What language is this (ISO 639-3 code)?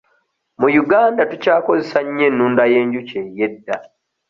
lug